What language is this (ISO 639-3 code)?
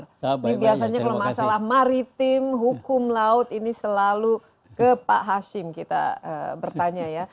ind